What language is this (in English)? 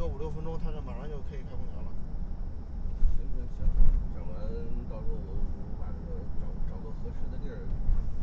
Chinese